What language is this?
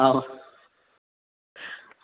Sanskrit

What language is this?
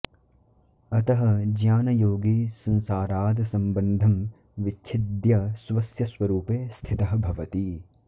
Sanskrit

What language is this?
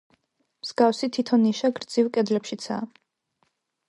Georgian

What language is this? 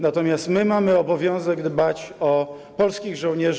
Polish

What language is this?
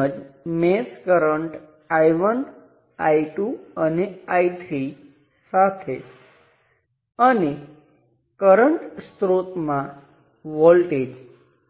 Gujarati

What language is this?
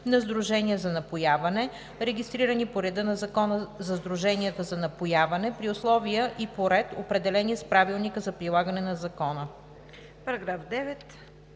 Bulgarian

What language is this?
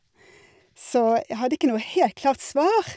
Norwegian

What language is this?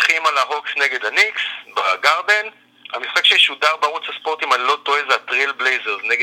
Hebrew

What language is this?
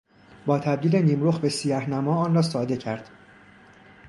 Persian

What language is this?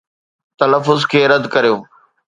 Sindhi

